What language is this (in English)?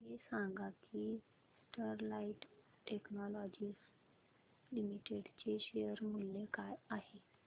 Marathi